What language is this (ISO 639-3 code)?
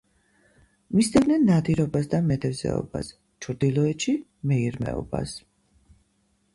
kat